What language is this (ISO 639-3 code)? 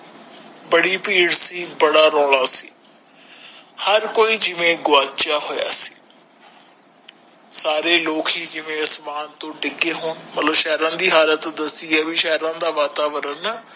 pan